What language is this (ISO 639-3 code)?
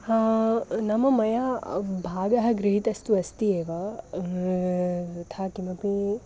san